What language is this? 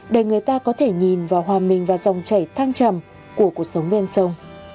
Vietnamese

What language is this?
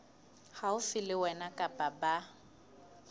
Southern Sotho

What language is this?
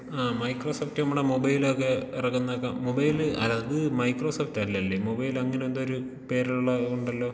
Malayalam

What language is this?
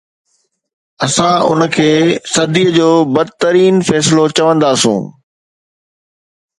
Sindhi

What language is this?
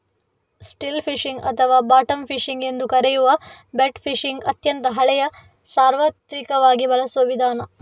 Kannada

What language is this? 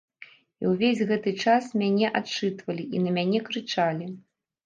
Belarusian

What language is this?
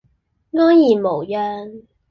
Cantonese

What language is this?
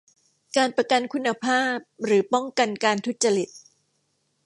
Thai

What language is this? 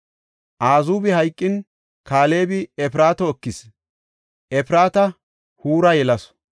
Gofa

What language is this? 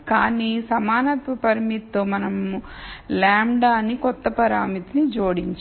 Telugu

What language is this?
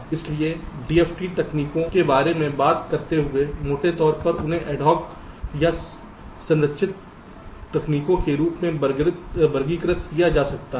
Hindi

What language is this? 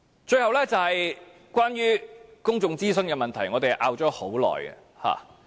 Cantonese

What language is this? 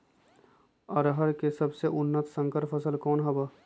Magahi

